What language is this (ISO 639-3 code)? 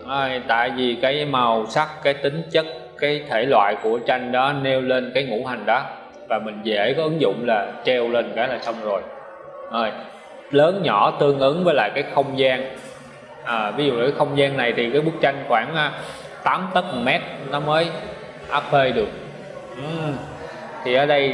vie